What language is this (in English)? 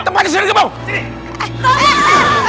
Indonesian